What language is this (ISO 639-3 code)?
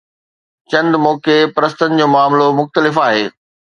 snd